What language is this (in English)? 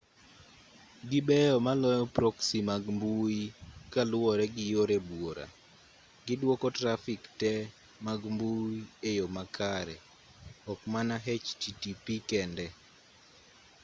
Luo (Kenya and Tanzania)